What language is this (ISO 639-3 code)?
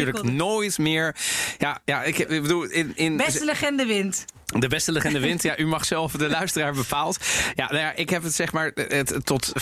nld